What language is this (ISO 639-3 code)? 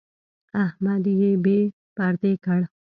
pus